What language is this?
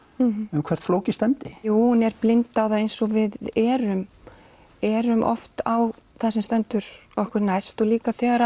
Icelandic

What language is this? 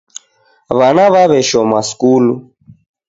Taita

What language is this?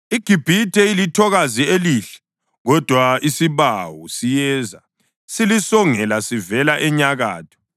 North Ndebele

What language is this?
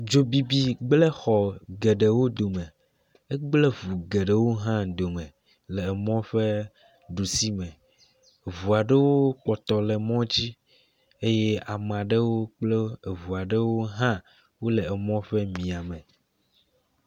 Ewe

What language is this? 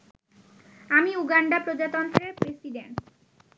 Bangla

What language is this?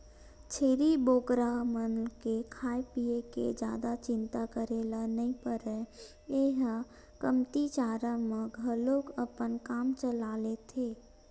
Chhattisgarhi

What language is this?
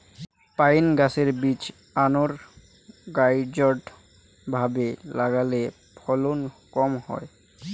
Bangla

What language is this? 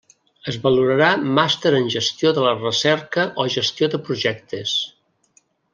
Catalan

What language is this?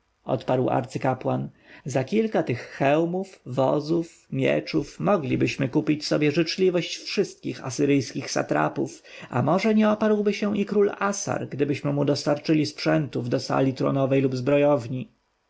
Polish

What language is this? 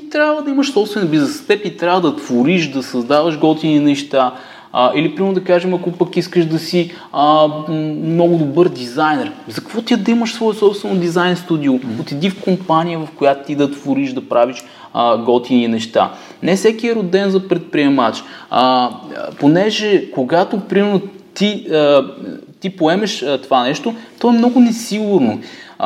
Bulgarian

